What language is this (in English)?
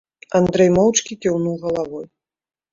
Belarusian